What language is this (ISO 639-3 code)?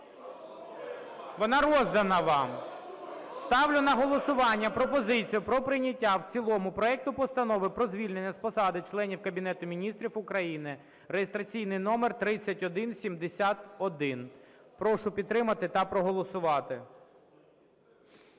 ukr